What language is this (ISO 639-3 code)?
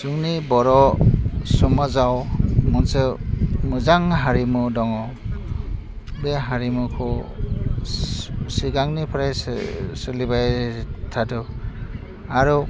brx